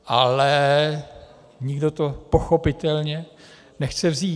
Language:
Czech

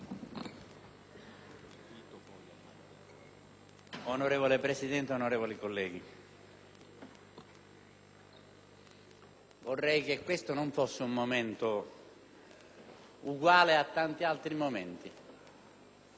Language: Italian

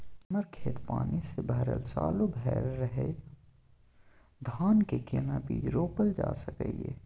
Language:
Maithili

